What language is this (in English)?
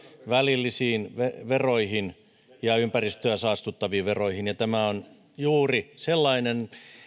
Finnish